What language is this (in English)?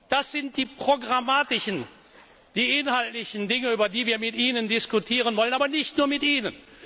German